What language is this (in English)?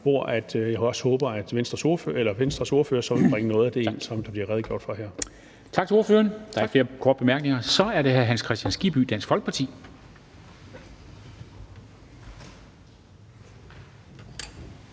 Danish